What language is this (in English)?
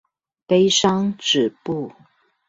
Chinese